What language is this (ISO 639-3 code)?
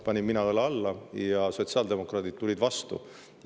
est